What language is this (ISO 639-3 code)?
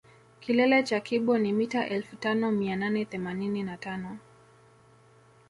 swa